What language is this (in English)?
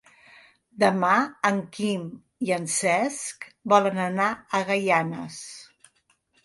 Catalan